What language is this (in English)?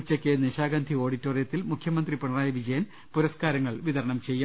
Malayalam